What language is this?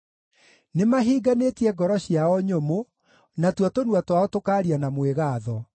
Kikuyu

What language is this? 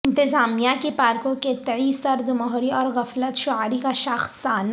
Urdu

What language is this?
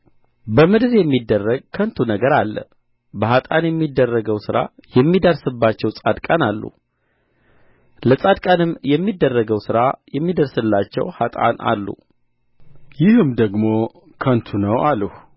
Amharic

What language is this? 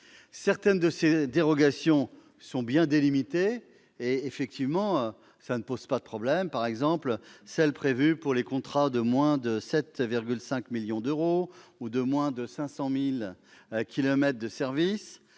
French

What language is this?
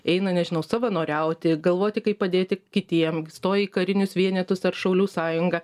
Lithuanian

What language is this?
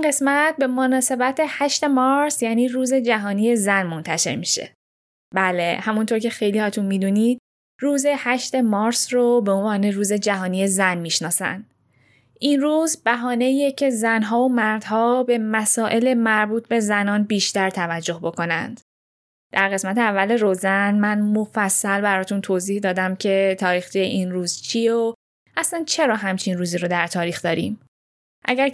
Persian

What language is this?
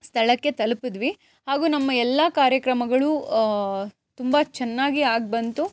Kannada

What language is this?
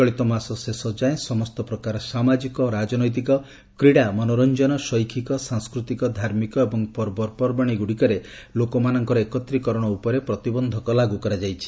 Odia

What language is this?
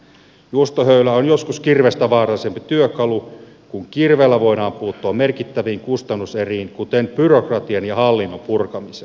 Finnish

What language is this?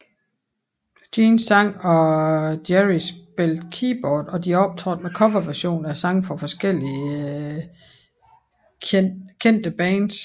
Danish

